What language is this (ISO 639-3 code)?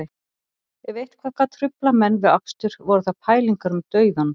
isl